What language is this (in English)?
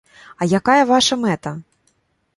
Belarusian